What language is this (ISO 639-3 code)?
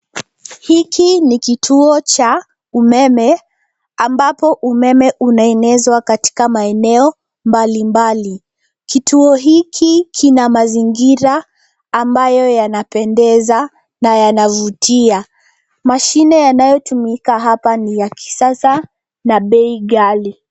swa